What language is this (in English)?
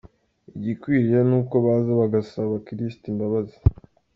Kinyarwanda